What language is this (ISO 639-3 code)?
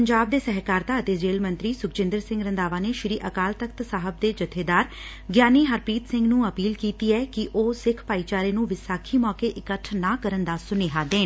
pan